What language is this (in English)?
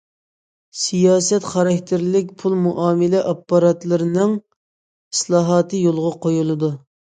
Uyghur